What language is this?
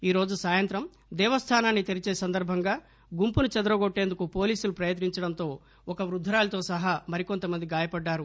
Telugu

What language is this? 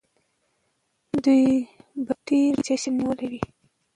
Pashto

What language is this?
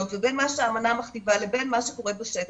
Hebrew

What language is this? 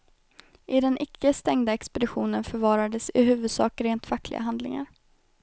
Swedish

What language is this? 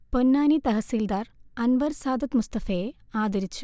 Malayalam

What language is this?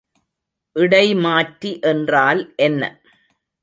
Tamil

